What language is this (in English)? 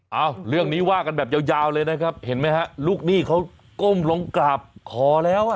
Thai